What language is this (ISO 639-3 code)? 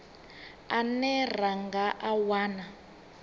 ven